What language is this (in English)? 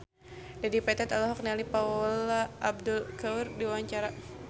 Sundanese